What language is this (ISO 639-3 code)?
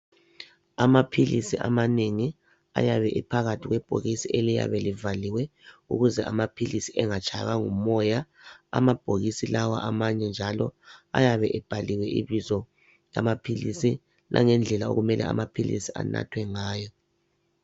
nde